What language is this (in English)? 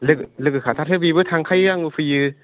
Bodo